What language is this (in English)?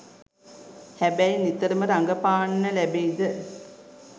Sinhala